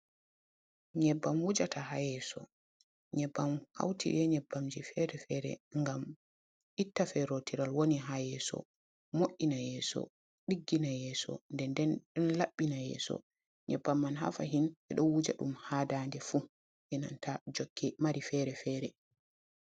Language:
Fula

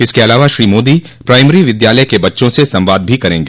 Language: Hindi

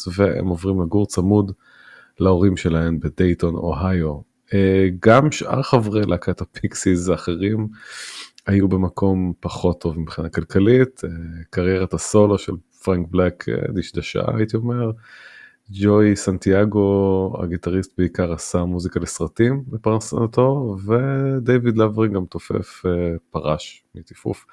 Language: Hebrew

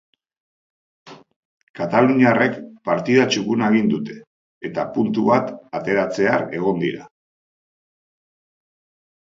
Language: Basque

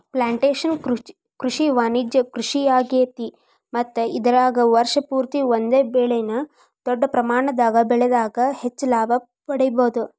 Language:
Kannada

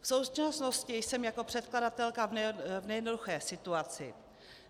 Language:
Czech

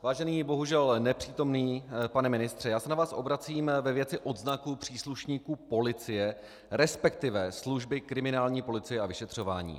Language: Czech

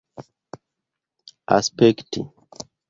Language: Esperanto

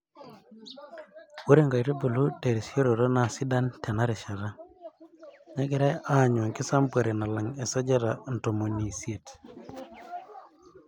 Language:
Masai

